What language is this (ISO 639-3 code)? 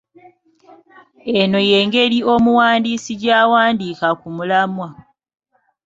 lug